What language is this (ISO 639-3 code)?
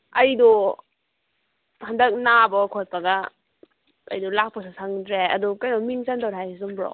mni